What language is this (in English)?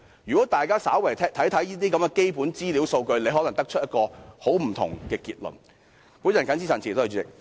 Cantonese